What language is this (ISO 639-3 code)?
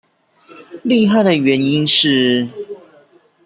zho